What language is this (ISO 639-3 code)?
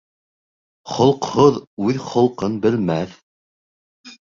bak